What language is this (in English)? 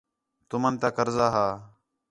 Khetrani